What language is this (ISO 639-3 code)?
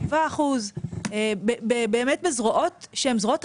heb